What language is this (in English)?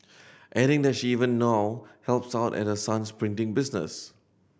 English